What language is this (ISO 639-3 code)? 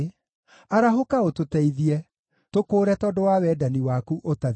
kik